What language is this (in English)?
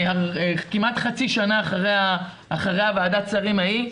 Hebrew